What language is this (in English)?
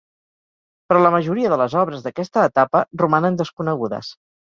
Catalan